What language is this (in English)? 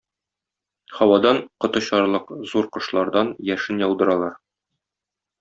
Tatar